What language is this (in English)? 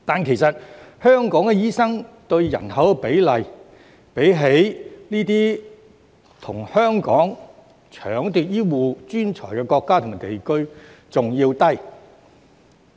Cantonese